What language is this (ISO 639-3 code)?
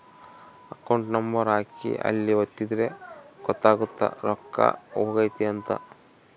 kan